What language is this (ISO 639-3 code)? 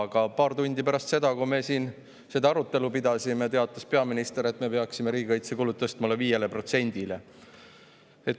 est